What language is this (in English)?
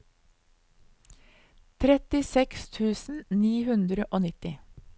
Norwegian